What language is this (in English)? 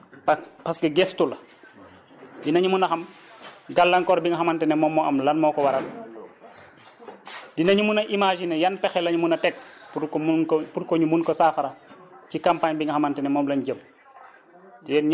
Wolof